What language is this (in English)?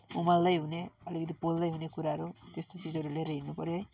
Nepali